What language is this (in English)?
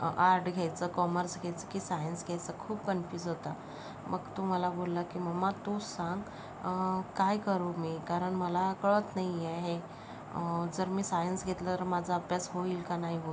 Marathi